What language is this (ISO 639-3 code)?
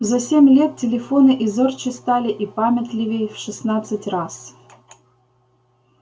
rus